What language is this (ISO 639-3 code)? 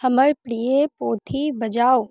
mai